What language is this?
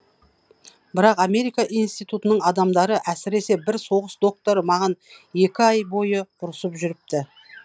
Kazakh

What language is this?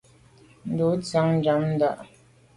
Medumba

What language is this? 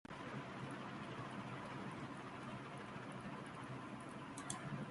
Divehi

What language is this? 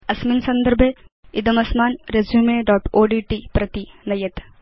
Sanskrit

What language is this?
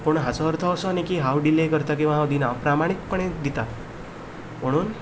Konkani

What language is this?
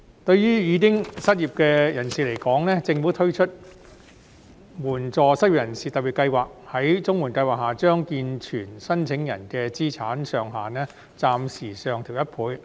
Cantonese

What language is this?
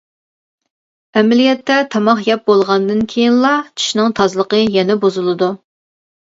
Uyghur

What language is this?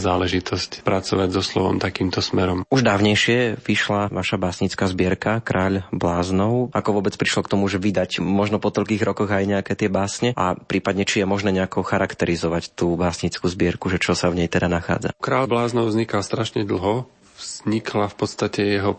Slovak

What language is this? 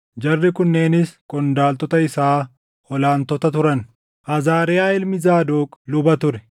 Oromo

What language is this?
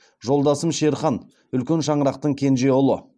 Kazakh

